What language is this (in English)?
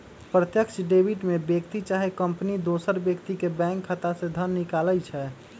Magahi